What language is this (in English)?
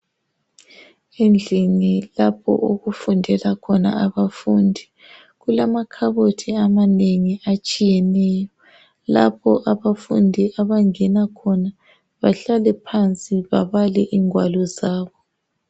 North Ndebele